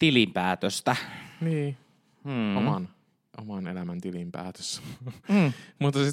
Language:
Finnish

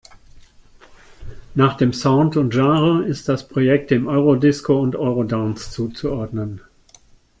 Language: German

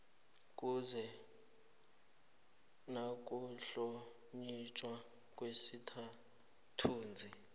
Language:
South Ndebele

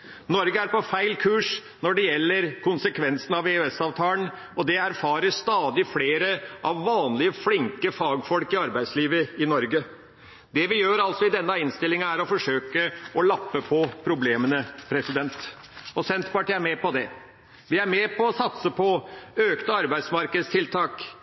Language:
Norwegian Bokmål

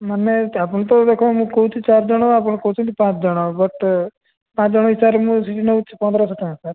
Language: Odia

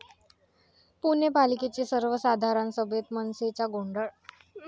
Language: Marathi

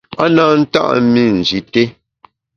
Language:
Bamun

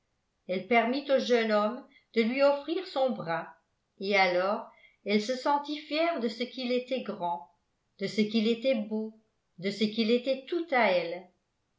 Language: French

